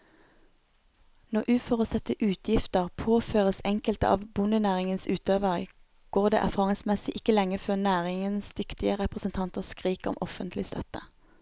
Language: Norwegian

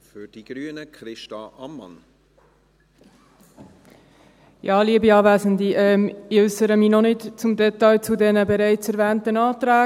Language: Swiss German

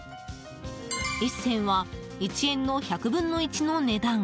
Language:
Japanese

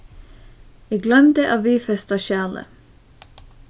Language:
Faroese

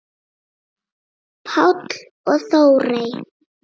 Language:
Icelandic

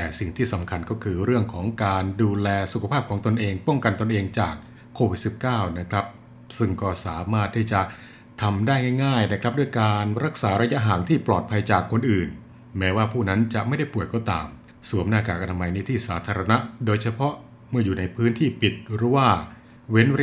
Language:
Thai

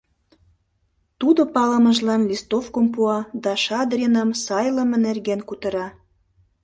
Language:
Mari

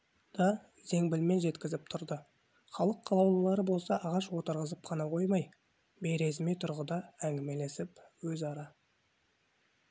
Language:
Kazakh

